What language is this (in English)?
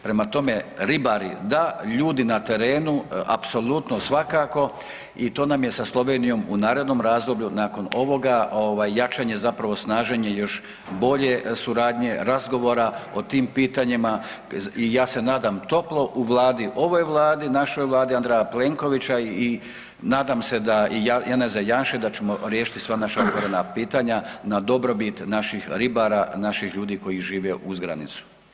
Croatian